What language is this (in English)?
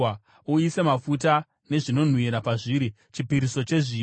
Shona